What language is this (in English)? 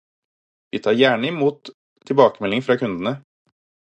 Norwegian Bokmål